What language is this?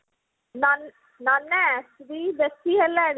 Odia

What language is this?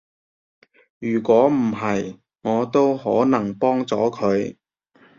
Cantonese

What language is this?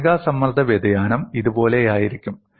Malayalam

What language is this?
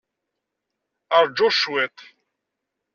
Kabyle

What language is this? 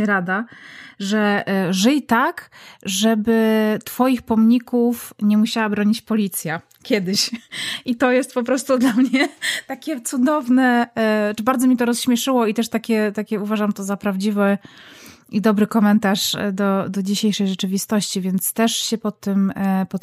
Polish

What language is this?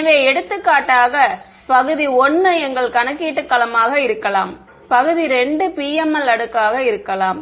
Tamil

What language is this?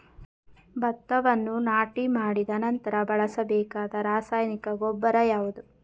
Kannada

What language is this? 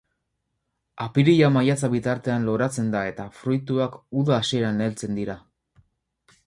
Basque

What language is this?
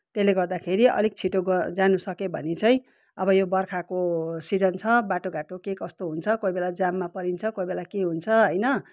Nepali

